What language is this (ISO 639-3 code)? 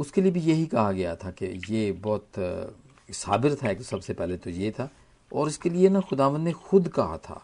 hin